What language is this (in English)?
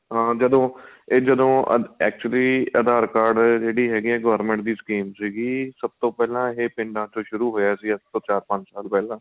Punjabi